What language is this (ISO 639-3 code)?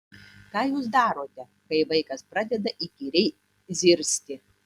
lit